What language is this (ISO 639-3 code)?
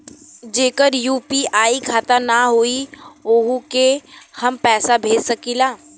bho